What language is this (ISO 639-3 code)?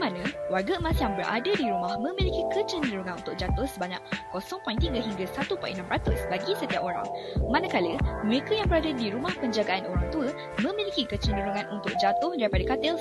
msa